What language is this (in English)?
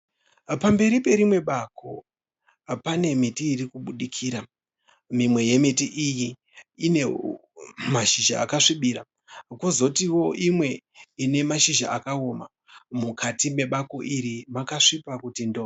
Shona